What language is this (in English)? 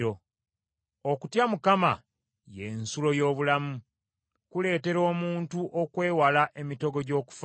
Ganda